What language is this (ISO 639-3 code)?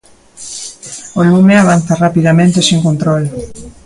glg